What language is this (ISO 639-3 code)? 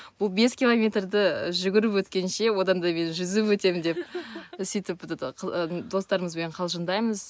kaz